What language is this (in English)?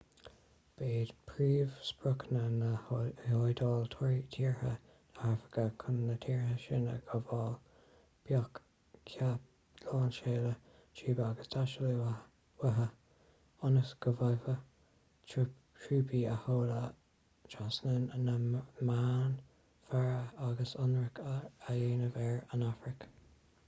Irish